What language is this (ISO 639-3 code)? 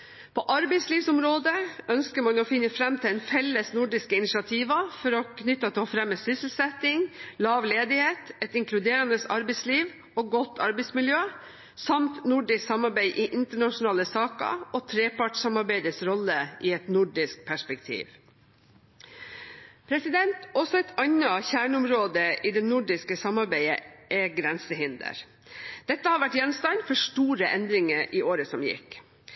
nob